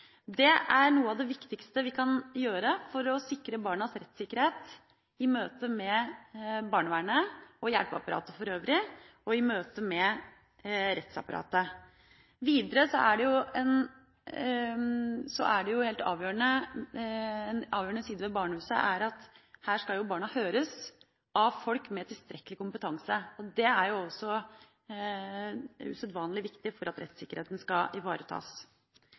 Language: Norwegian Bokmål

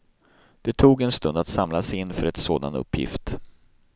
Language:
Swedish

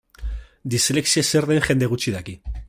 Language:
Basque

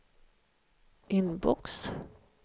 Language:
Swedish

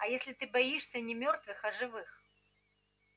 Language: Russian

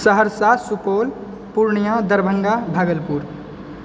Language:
Maithili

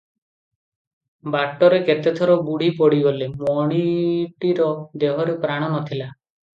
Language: Odia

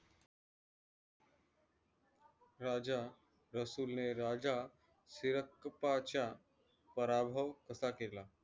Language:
Marathi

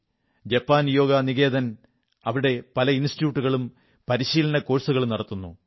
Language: Malayalam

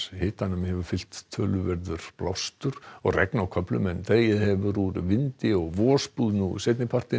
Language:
Icelandic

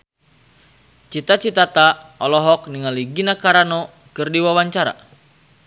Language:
Sundanese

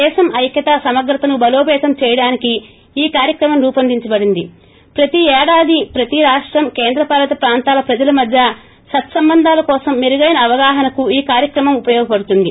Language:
Telugu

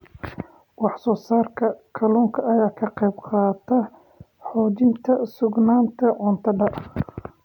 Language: Somali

